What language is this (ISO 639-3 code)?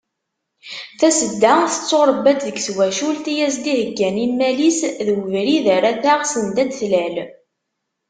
kab